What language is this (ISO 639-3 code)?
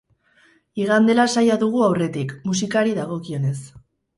eus